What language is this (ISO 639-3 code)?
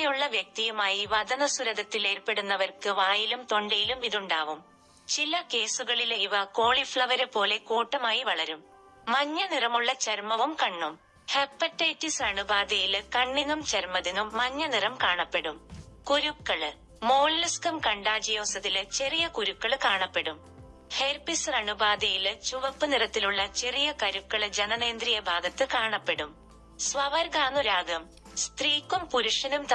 mal